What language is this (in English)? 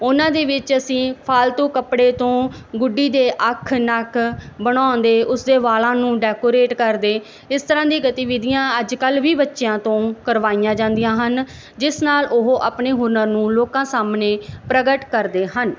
Punjabi